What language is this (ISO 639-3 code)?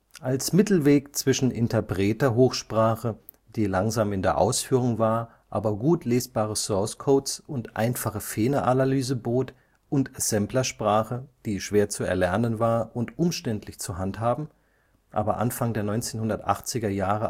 deu